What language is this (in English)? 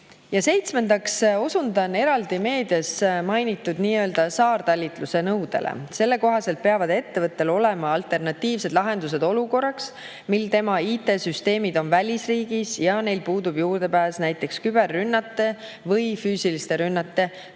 Estonian